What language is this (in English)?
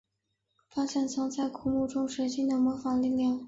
Chinese